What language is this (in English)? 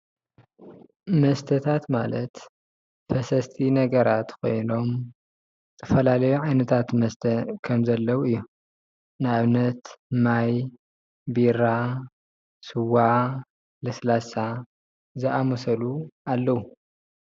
Tigrinya